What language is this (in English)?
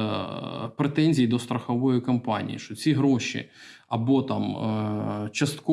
Ukrainian